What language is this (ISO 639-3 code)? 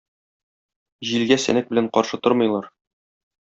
tat